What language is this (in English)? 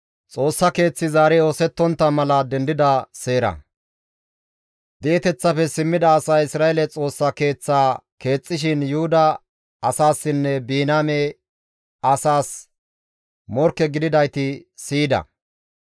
Gamo